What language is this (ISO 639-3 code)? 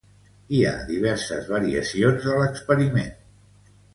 cat